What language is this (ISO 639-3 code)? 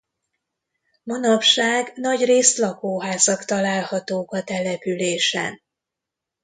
hun